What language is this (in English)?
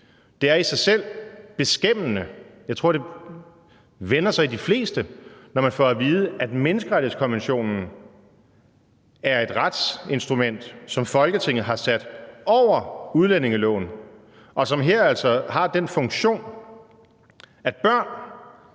Danish